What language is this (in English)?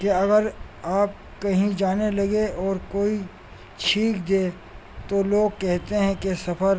Urdu